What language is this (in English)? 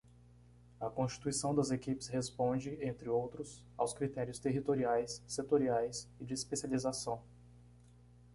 Portuguese